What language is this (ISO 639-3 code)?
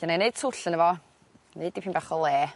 cym